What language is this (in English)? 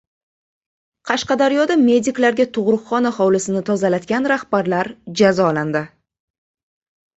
Uzbek